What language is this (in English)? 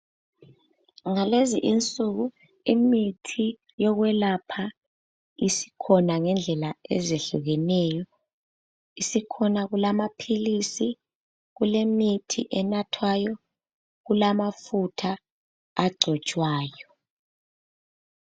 North Ndebele